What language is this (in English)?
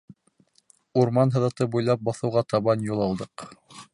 Bashkir